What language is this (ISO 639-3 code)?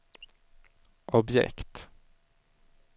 swe